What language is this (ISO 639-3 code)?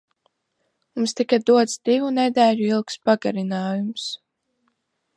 lav